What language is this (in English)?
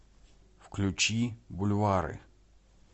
Russian